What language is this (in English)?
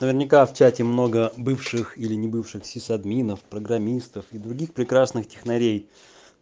Russian